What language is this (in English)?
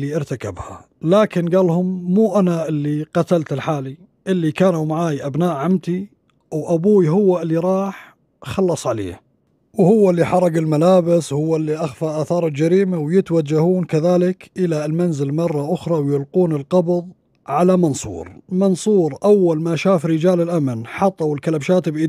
Arabic